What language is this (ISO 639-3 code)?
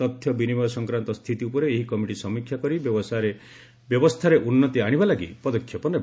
ori